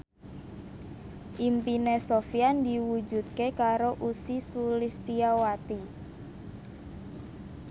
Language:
Javanese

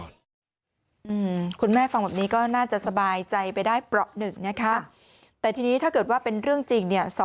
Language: Thai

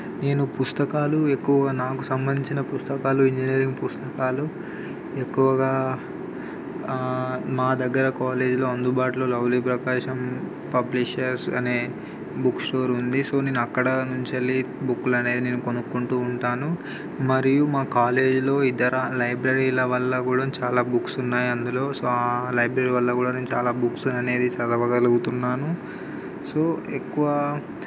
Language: Telugu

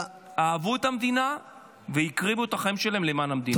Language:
Hebrew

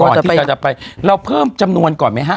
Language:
Thai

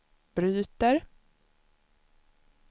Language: Swedish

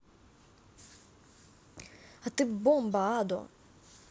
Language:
Russian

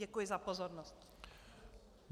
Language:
Czech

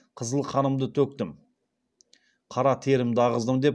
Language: Kazakh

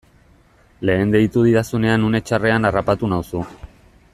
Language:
Basque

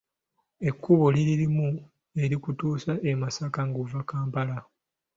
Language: Ganda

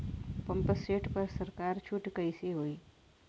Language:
Bhojpuri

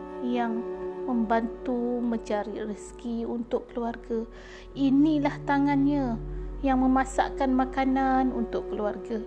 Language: Malay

